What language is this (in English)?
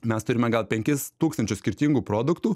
Lithuanian